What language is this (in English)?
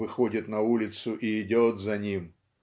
Russian